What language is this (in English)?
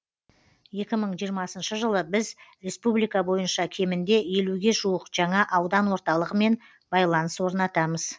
Kazakh